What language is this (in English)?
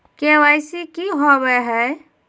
Magahi